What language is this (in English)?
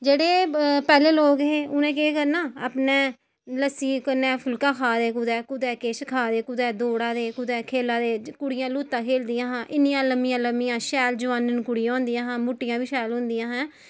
Dogri